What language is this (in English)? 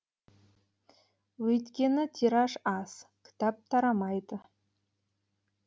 Kazakh